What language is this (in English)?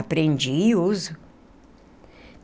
Portuguese